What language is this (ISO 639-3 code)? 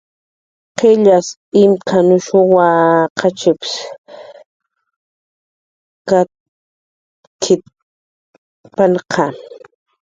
jqr